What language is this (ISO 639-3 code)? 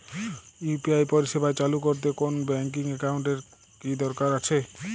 ben